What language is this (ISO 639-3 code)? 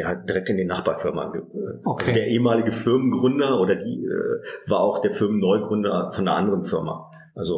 deu